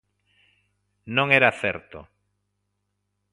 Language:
Galician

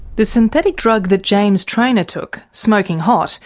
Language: English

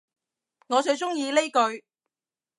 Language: Cantonese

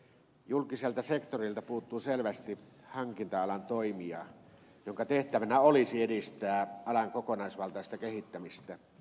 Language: Finnish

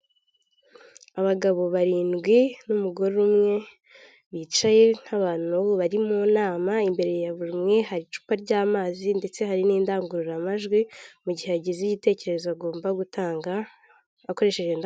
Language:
Kinyarwanda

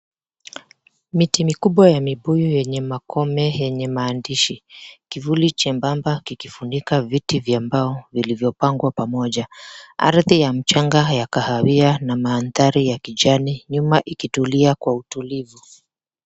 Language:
Swahili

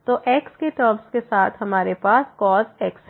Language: Hindi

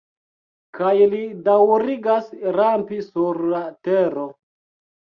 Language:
Esperanto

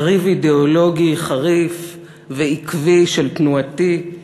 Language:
Hebrew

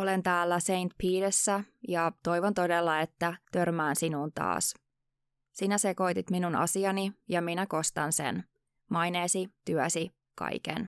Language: Finnish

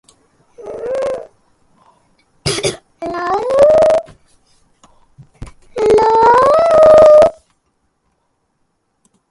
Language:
English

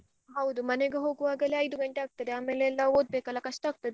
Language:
Kannada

